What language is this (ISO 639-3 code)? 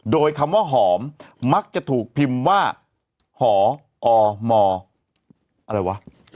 tha